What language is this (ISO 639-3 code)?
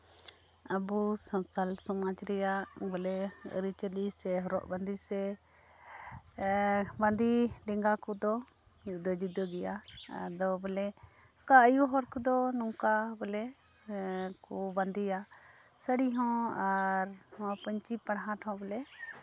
sat